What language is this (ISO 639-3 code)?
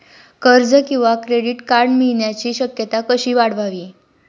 mar